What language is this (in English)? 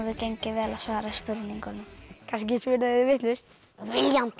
Icelandic